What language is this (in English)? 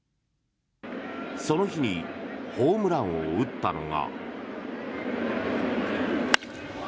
Japanese